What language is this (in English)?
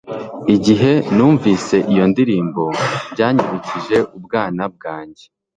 Kinyarwanda